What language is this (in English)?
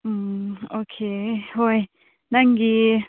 Manipuri